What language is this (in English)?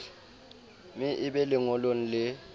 Southern Sotho